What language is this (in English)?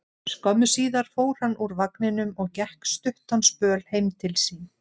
Icelandic